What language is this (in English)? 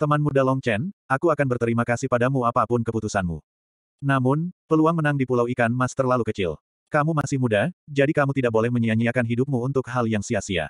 Indonesian